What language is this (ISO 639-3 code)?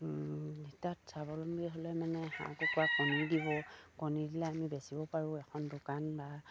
asm